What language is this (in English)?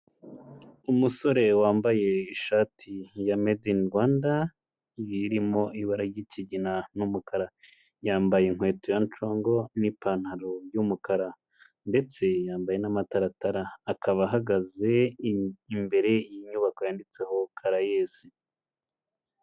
Kinyarwanda